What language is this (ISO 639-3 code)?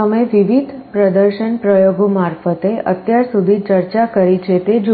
guj